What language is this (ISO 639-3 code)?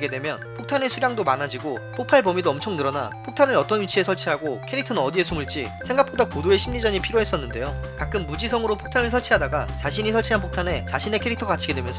kor